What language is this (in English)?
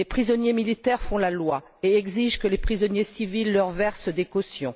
French